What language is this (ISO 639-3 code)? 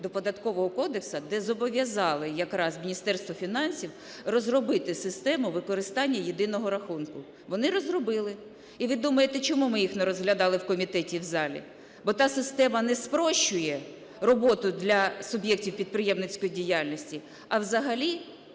ukr